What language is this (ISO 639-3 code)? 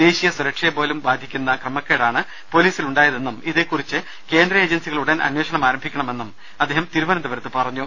mal